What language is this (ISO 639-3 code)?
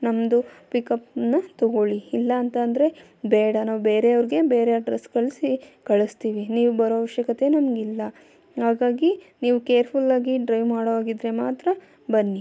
kan